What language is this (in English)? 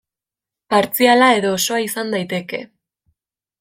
Basque